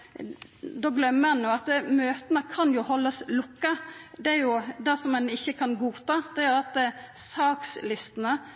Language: Norwegian Nynorsk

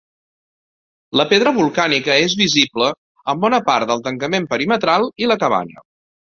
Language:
Catalan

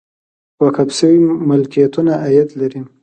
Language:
Pashto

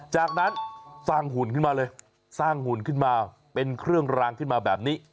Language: Thai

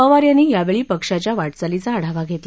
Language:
Marathi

